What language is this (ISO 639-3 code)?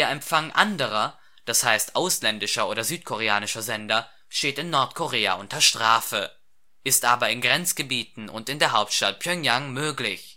deu